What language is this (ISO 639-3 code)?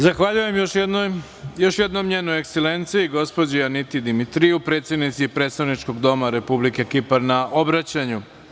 srp